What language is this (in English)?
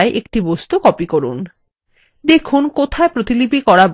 Bangla